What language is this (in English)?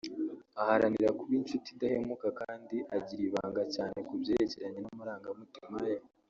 Kinyarwanda